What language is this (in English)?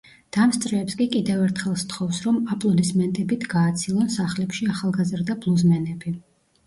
Georgian